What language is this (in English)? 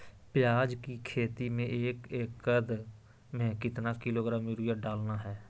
Magahi